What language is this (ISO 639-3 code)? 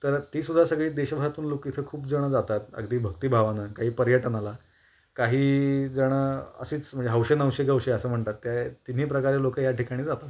mar